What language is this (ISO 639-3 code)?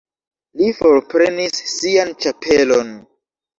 epo